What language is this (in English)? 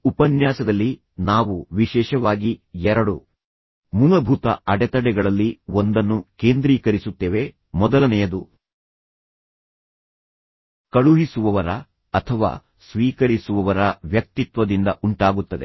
Kannada